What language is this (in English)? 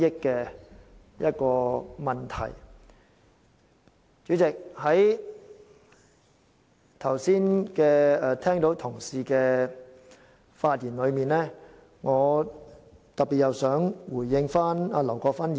Cantonese